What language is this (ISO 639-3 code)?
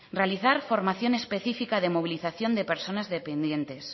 spa